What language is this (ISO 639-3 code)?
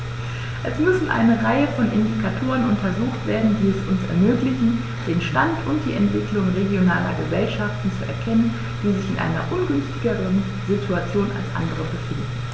deu